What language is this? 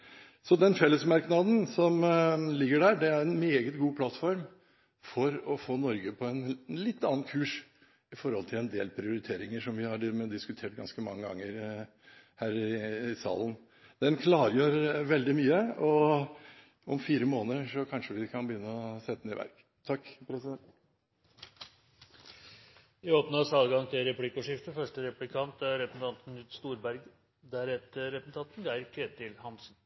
Norwegian Bokmål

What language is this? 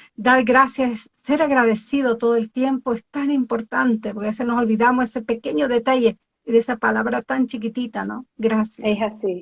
Spanish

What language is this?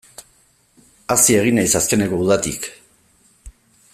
Basque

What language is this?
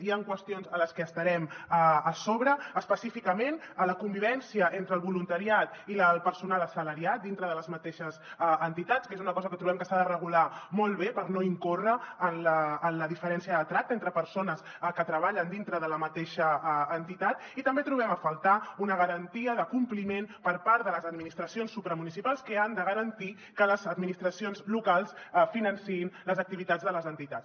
Catalan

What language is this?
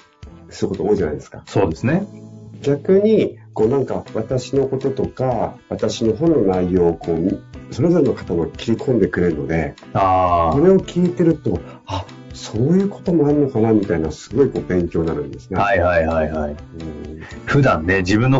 Japanese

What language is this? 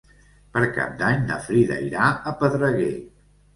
Catalan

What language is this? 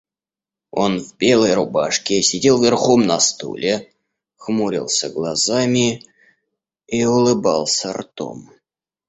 Russian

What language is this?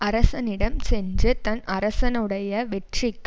Tamil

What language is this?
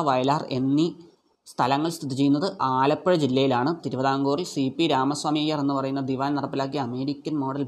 Malayalam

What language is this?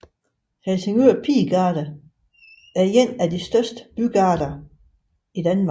Danish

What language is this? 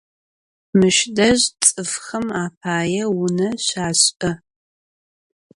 Adyghe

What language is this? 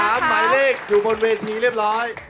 Thai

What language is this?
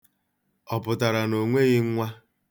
Igbo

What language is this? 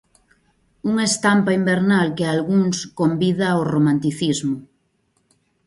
Galician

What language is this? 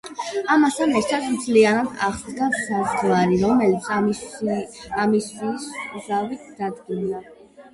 Georgian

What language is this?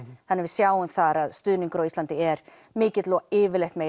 Icelandic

